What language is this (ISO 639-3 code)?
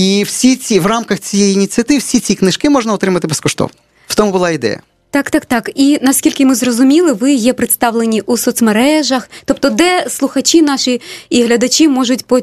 ukr